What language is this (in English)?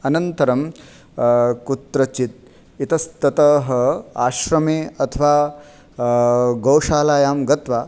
Sanskrit